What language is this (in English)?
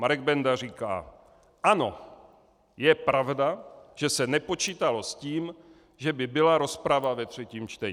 Czech